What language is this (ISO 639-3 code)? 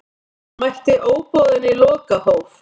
isl